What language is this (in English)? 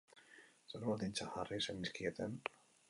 Basque